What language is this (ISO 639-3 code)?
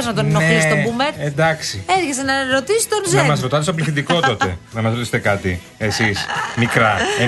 ell